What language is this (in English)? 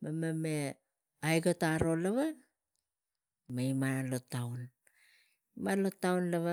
Tigak